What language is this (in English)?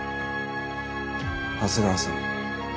Japanese